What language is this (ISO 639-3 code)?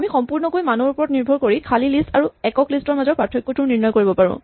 asm